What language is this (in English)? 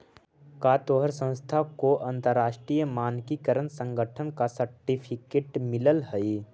Magahi